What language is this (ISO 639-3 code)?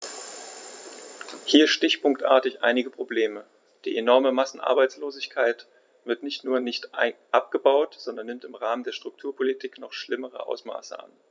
deu